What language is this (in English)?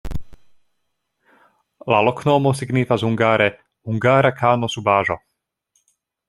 Esperanto